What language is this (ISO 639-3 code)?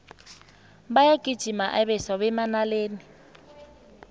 nbl